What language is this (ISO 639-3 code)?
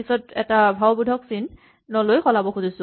asm